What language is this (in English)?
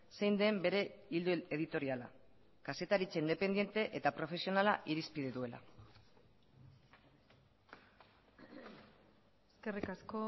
Basque